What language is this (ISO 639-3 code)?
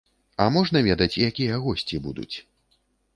bel